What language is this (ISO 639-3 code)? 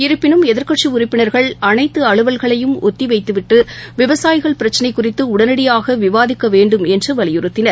tam